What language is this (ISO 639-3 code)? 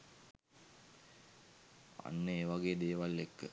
sin